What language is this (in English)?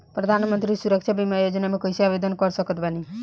Bhojpuri